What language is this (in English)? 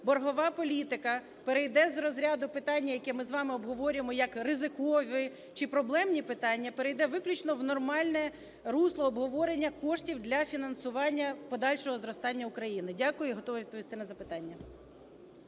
Ukrainian